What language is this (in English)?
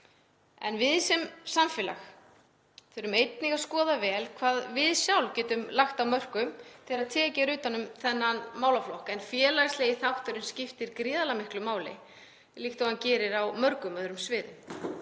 Icelandic